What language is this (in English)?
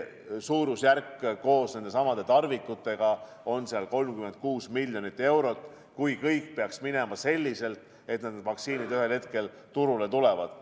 Estonian